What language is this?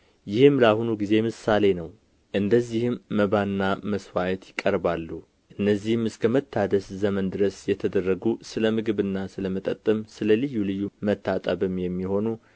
Amharic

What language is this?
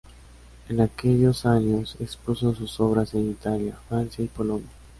Spanish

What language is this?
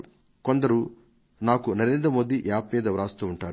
Telugu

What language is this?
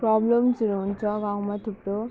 Nepali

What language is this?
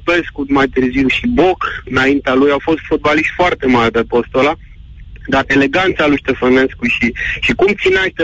Romanian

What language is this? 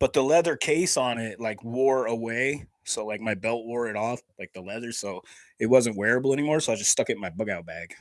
English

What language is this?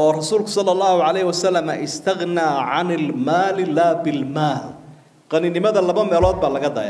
Arabic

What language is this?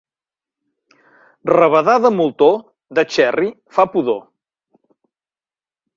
Catalan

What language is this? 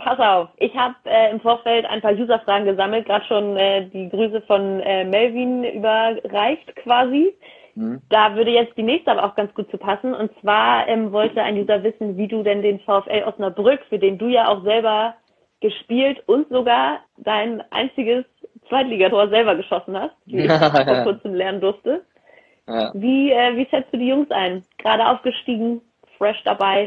German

